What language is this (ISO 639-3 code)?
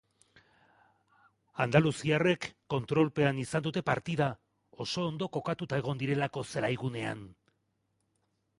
eus